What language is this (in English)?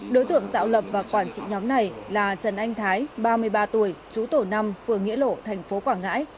Vietnamese